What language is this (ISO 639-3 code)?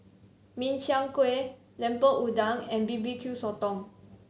eng